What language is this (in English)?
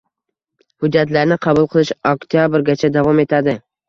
Uzbek